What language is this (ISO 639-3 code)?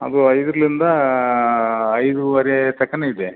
kan